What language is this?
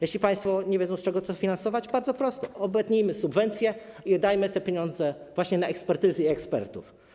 Polish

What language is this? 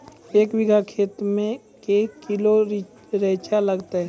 Maithili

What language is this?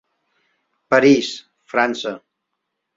Catalan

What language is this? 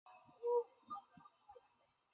Chinese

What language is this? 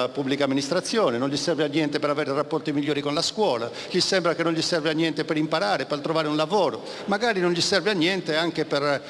Italian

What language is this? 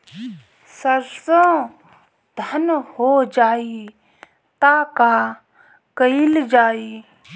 Bhojpuri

